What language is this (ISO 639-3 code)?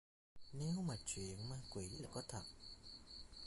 vie